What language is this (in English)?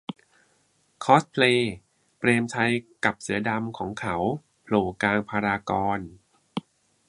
Thai